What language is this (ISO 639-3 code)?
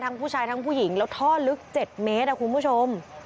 tha